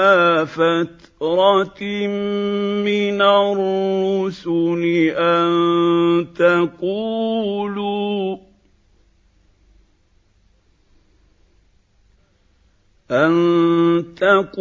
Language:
Arabic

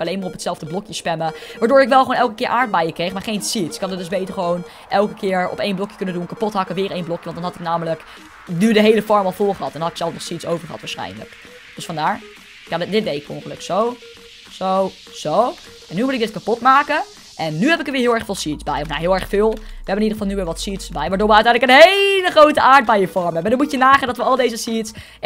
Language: Dutch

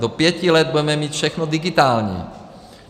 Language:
Czech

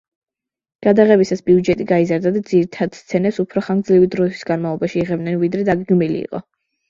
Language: Georgian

